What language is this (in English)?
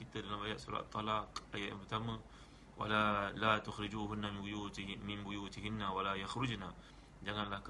Malay